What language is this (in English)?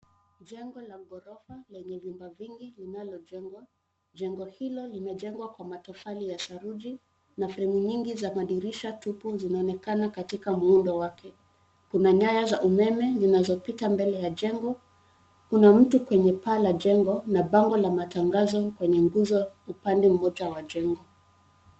Swahili